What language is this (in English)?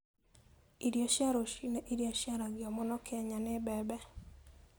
Kikuyu